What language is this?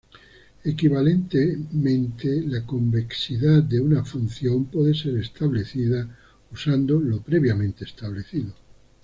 Spanish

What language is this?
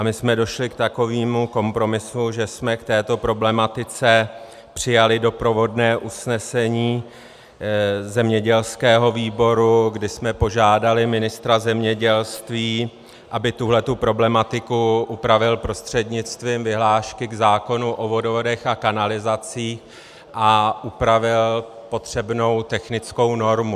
Czech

